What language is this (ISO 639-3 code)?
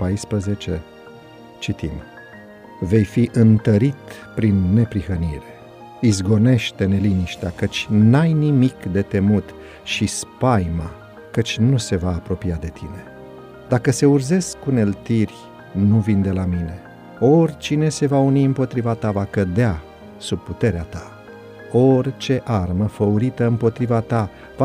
ron